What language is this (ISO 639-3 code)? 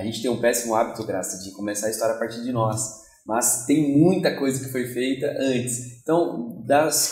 por